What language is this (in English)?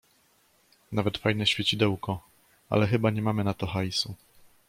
Polish